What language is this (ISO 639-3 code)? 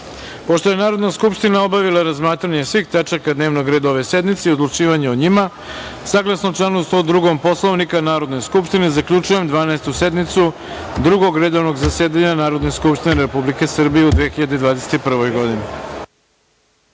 srp